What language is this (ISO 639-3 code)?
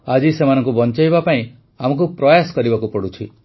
ori